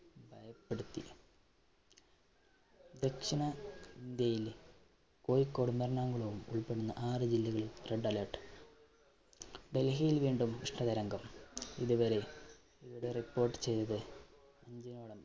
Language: Malayalam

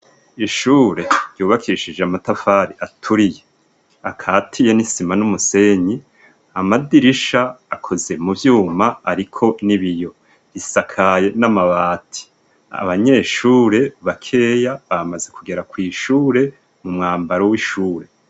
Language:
Rundi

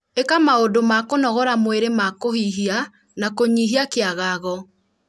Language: Kikuyu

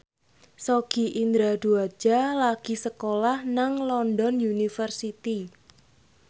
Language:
Javanese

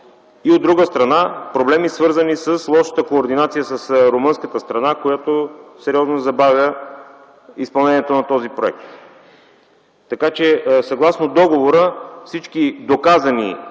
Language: Bulgarian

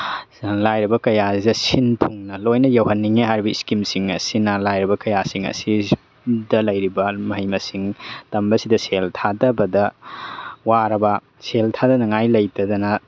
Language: Manipuri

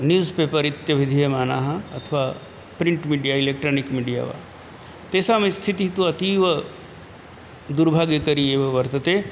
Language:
Sanskrit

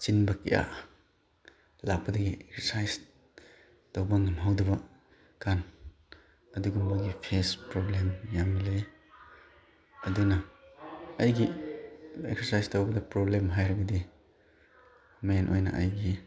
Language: Manipuri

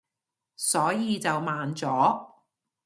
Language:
Cantonese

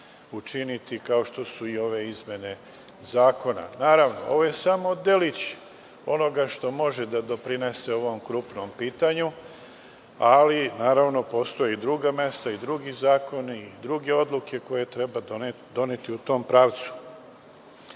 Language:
Serbian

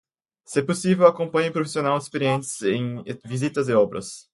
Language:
Portuguese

